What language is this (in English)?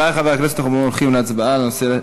Hebrew